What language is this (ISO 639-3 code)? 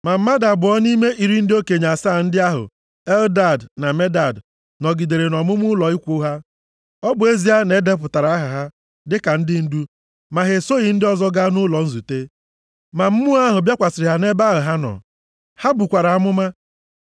ibo